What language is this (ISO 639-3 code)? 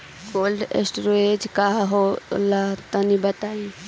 bho